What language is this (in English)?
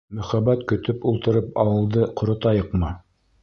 Bashkir